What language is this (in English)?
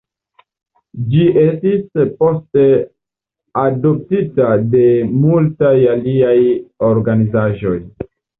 Esperanto